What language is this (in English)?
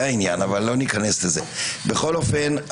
Hebrew